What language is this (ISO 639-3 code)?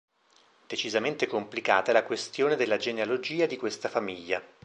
ita